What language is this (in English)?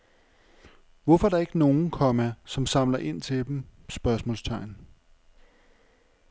Danish